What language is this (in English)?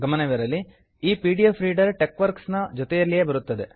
Kannada